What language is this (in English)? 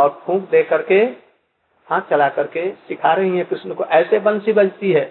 Hindi